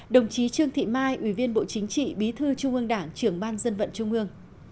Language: Vietnamese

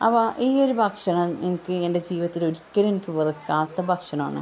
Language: Malayalam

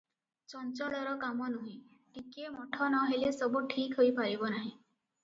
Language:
Odia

